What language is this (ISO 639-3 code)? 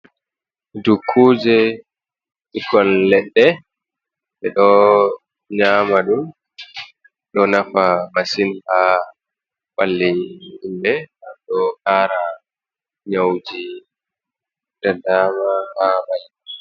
ful